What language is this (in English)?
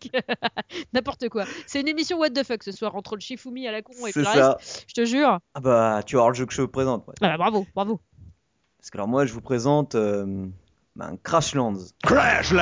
French